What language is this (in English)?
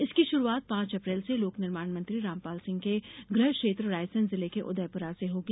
Hindi